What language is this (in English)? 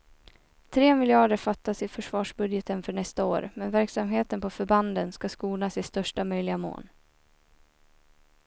Swedish